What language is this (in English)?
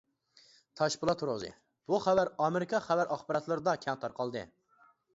Uyghur